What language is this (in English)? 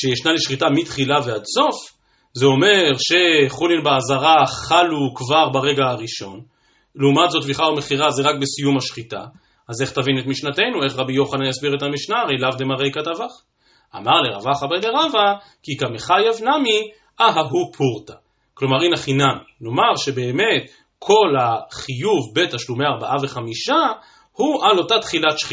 Hebrew